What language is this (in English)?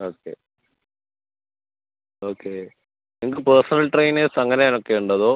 Malayalam